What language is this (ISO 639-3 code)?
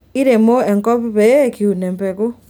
mas